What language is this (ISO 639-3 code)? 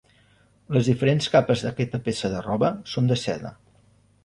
cat